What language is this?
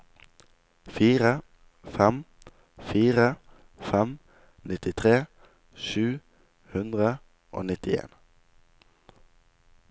Norwegian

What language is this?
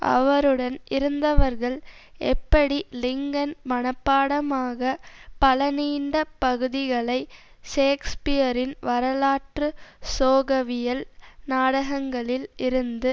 Tamil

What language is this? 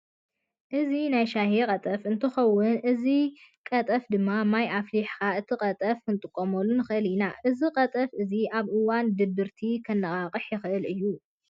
Tigrinya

